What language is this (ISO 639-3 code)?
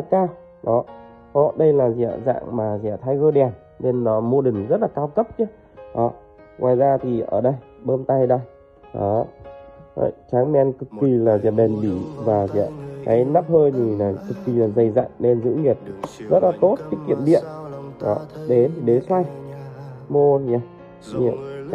vie